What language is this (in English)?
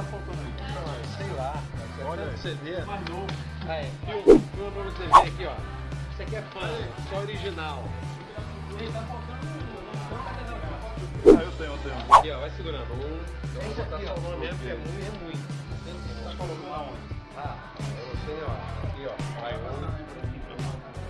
Portuguese